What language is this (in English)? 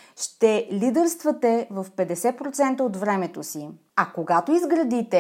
Bulgarian